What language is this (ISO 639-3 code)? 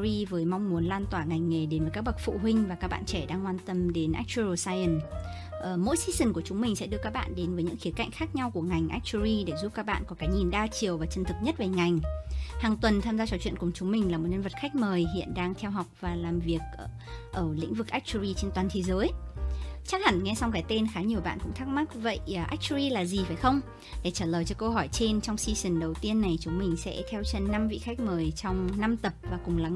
vie